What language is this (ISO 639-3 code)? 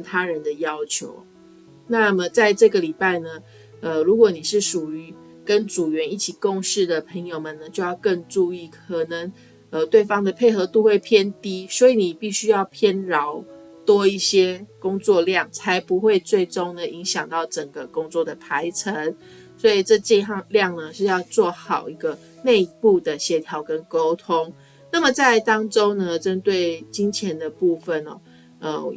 zho